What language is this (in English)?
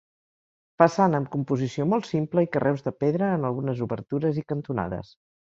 Catalan